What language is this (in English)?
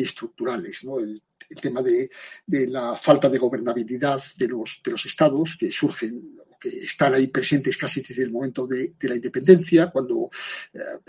Spanish